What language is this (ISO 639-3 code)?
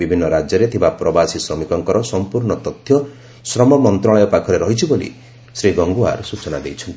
ori